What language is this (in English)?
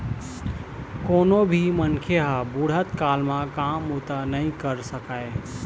Chhattisgarhi